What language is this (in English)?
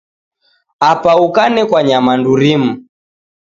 Taita